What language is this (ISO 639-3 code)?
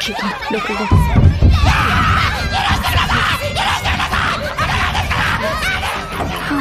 jpn